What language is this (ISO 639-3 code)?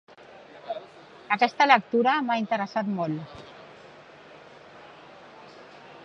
cat